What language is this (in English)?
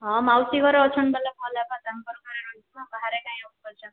Odia